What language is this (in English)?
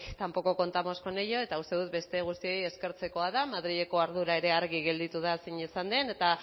Basque